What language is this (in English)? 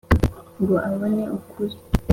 Kinyarwanda